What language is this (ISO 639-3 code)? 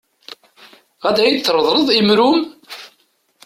kab